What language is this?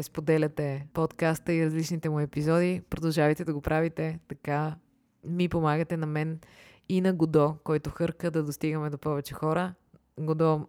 Bulgarian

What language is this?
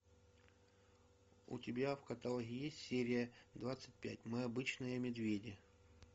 Russian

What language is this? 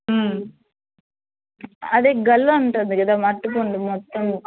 Telugu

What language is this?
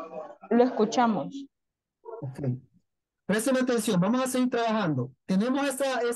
Spanish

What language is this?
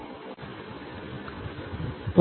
Tamil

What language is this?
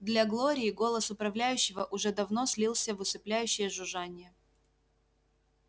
Russian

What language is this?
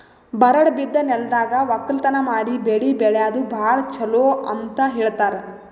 Kannada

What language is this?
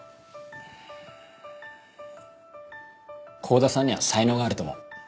Japanese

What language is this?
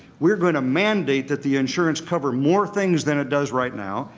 English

